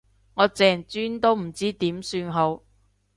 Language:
Cantonese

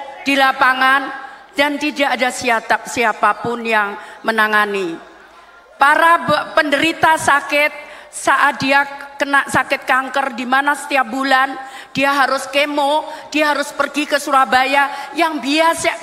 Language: Indonesian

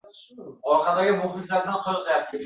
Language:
Uzbek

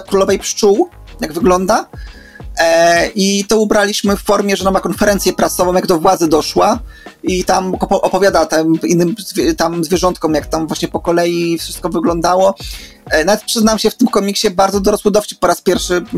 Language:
Polish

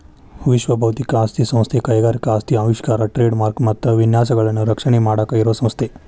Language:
Kannada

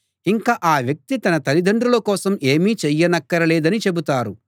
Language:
Telugu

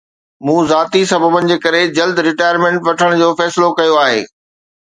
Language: Sindhi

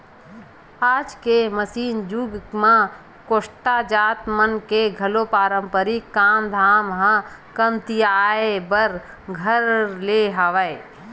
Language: Chhattisgarhi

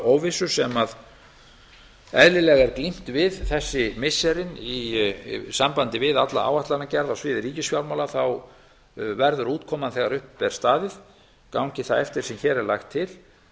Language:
Icelandic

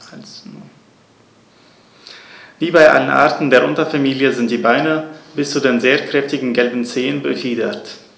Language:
German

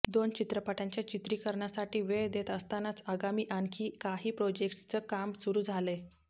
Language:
Marathi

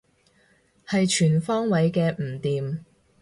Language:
Cantonese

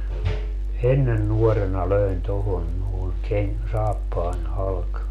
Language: Finnish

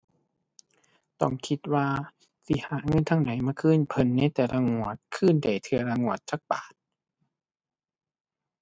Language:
Thai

